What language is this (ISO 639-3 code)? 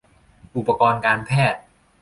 tha